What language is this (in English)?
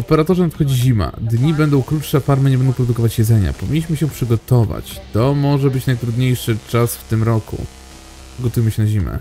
Polish